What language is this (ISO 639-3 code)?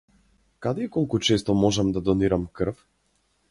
mkd